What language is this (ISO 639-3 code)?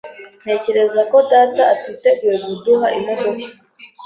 kin